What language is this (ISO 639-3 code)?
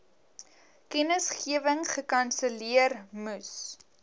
afr